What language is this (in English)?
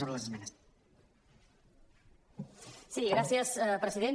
Catalan